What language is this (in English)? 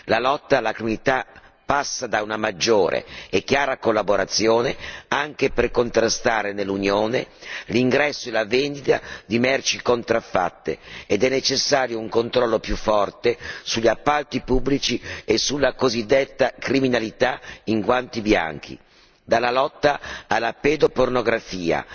Italian